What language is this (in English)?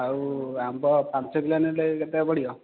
Odia